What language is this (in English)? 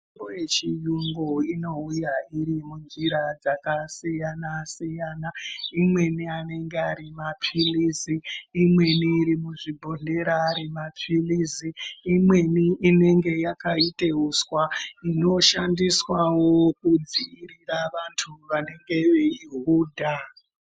Ndau